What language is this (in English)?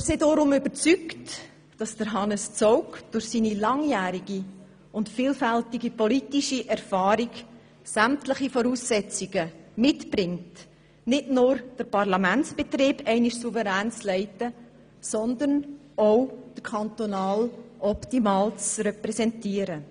Swiss German